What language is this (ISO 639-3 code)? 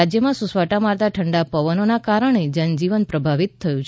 guj